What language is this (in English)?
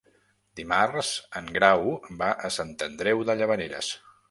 Catalan